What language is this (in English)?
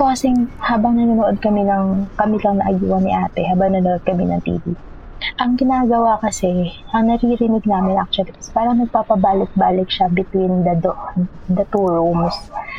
Filipino